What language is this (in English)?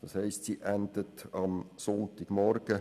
Swiss German